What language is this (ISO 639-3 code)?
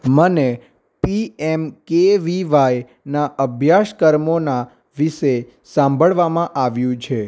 guj